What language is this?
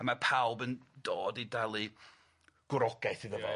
Welsh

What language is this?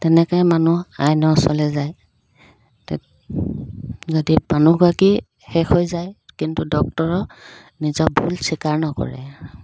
Assamese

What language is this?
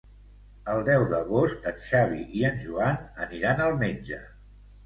Catalan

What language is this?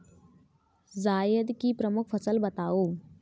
Hindi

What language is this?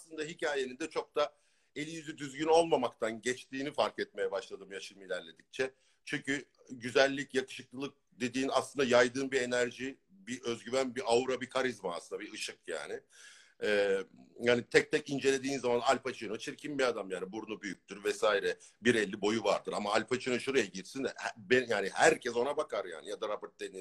Turkish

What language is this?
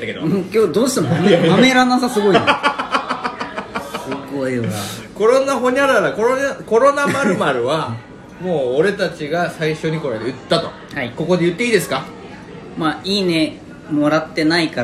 Japanese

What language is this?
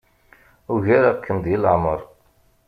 Kabyle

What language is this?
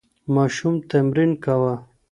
Pashto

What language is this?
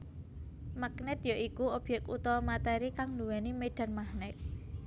Javanese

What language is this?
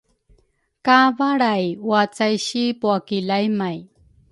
Rukai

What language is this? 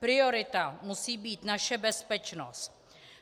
Czech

